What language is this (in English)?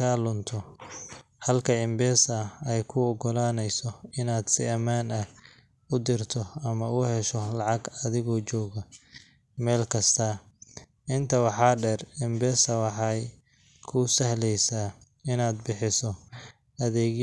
Somali